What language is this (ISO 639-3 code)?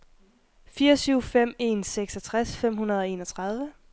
dan